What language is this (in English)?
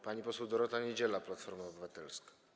Polish